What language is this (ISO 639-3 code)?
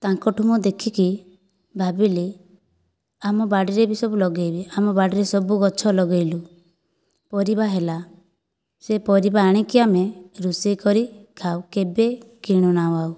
ori